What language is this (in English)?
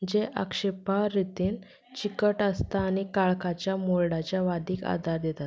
Konkani